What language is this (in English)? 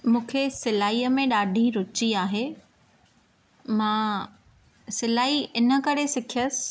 Sindhi